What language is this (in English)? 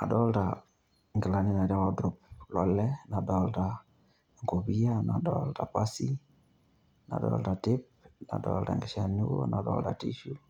Masai